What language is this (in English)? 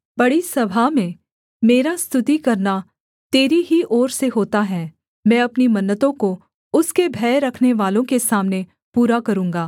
Hindi